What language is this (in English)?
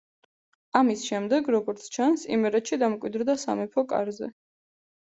Georgian